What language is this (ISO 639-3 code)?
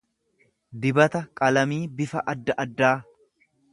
orm